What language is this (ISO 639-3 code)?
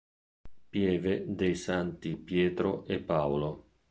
ita